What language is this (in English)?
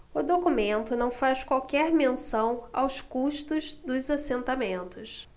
Portuguese